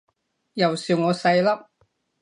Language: Cantonese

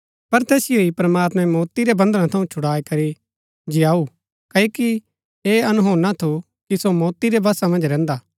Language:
Gaddi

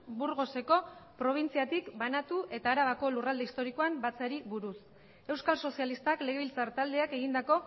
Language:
Basque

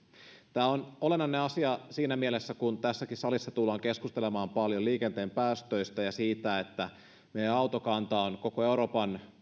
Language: Finnish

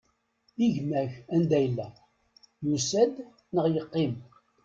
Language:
Kabyle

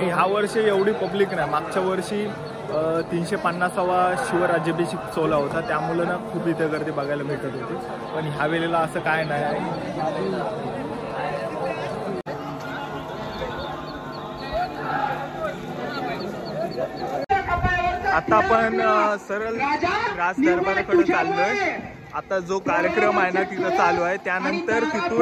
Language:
Marathi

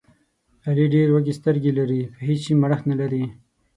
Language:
Pashto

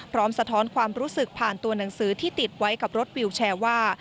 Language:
Thai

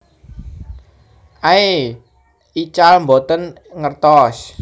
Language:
Javanese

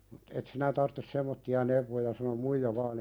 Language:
Finnish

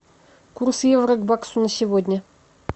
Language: Russian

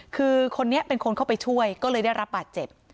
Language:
Thai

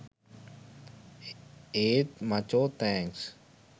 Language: Sinhala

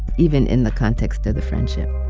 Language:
English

